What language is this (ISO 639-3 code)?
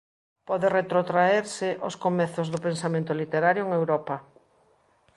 glg